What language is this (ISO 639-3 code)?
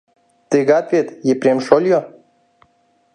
chm